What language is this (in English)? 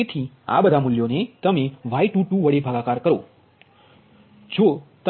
Gujarati